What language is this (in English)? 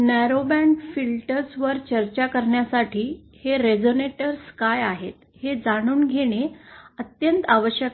Marathi